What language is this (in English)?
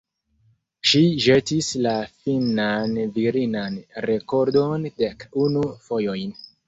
Esperanto